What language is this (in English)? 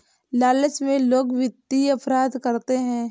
Hindi